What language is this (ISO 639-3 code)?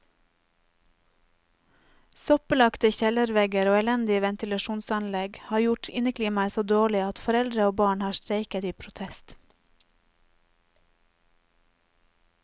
nor